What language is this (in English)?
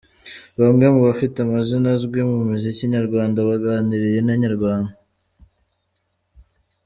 Kinyarwanda